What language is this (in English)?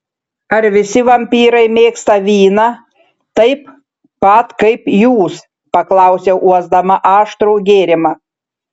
Lithuanian